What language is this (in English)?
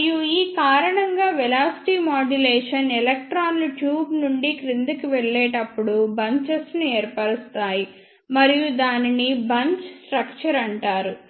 Telugu